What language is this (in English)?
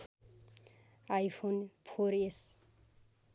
Nepali